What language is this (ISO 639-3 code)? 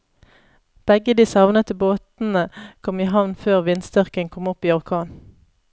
nor